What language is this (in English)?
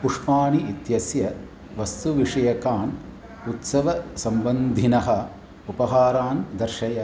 Sanskrit